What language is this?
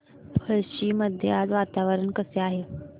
Marathi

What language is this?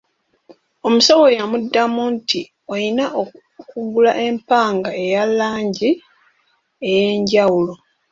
Ganda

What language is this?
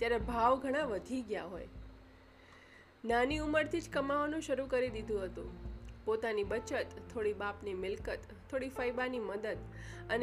Gujarati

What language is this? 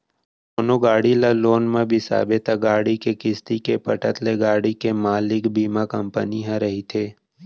Chhattisgarhi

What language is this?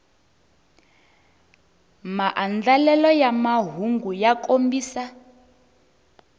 Tsonga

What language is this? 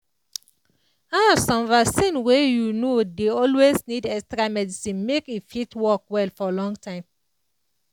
Nigerian Pidgin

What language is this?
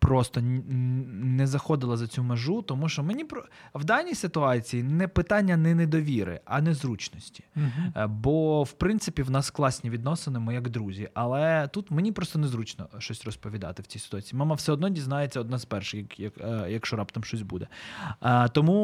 Ukrainian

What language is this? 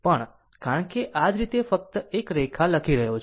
Gujarati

